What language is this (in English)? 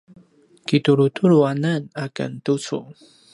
Paiwan